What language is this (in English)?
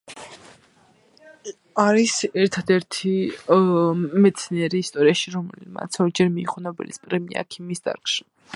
Georgian